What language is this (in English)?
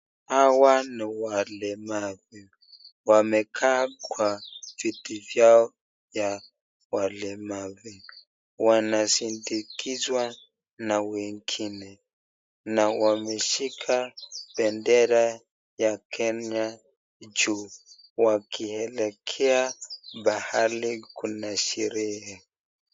Swahili